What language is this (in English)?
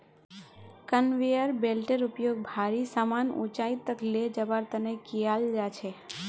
Magahi